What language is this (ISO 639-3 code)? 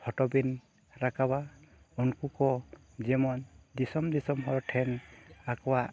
sat